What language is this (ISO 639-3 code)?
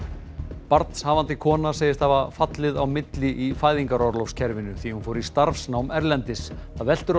isl